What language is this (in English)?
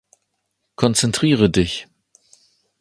German